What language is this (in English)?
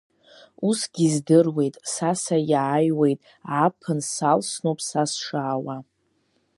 Abkhazian